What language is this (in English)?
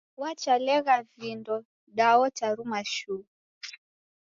Taita